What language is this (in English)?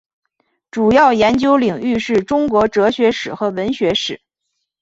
Chinese